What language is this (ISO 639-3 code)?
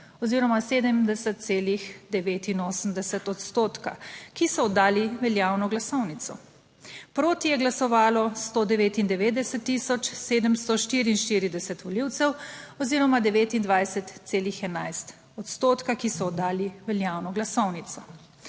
slv